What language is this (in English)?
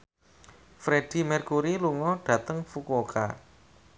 Javanese